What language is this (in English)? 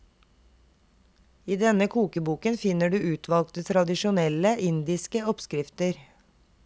Norwegian